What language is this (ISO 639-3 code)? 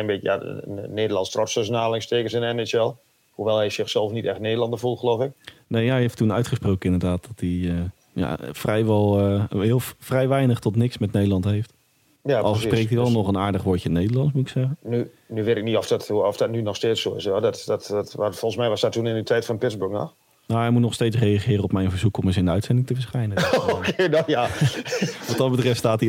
nld